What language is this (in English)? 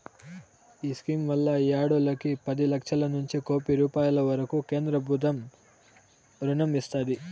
Telugu